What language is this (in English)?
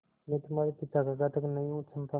Hindi